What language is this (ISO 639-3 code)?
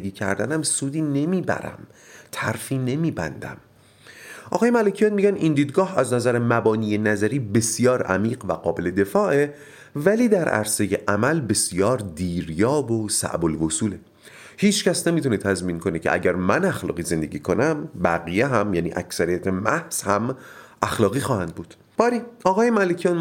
fas